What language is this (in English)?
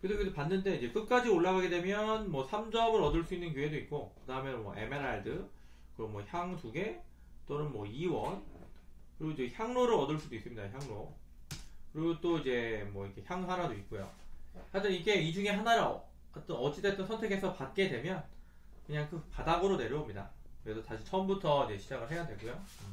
Korean